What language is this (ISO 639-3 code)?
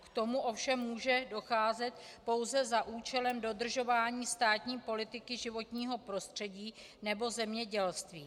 ces